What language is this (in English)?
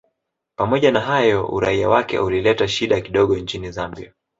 Swahili